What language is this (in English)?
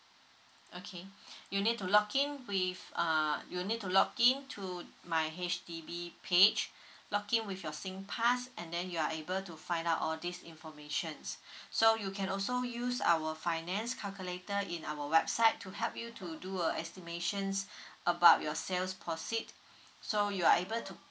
English